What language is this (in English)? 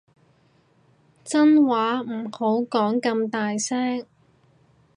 Cantonese